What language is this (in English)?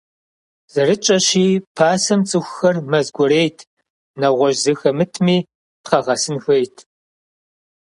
Kabardian